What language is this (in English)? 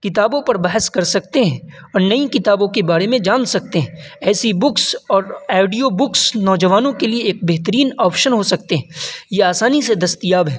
Urdu